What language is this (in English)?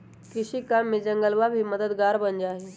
Magahi